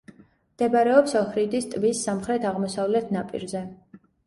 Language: Georgian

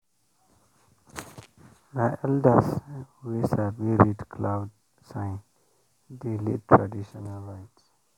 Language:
Nigerian Pidgin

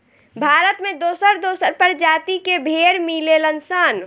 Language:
Bhojpuri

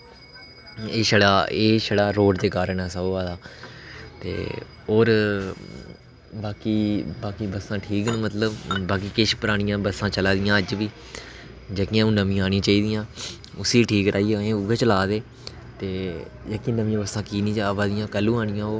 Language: Dogri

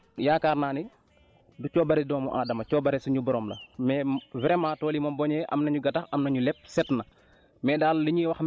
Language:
Wolof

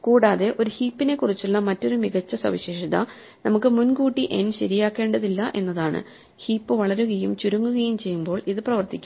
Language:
Malayalam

